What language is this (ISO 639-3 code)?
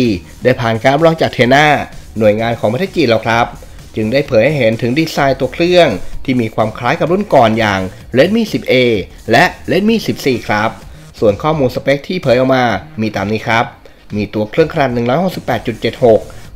tha